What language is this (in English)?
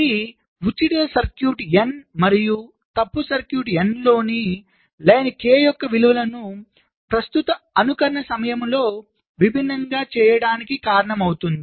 Telugu